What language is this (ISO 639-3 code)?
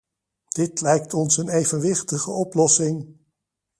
nld